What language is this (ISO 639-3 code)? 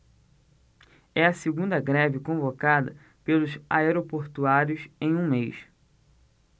por